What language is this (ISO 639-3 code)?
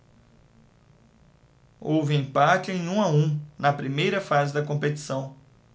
por